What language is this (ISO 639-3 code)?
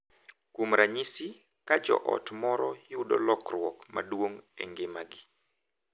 luo